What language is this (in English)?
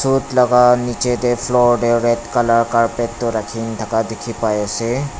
Naga Pidgin